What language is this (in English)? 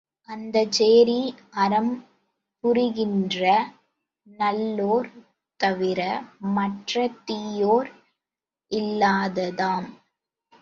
Tamil